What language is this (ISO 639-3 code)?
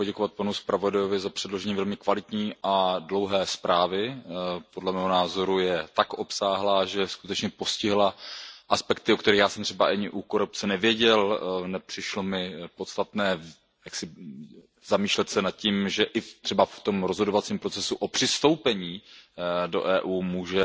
ces